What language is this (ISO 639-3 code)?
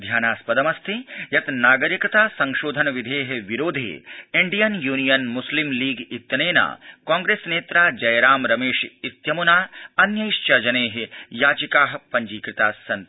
san